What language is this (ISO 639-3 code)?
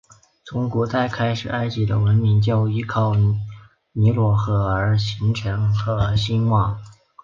zho